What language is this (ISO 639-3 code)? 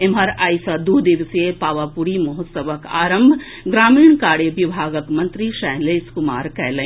mai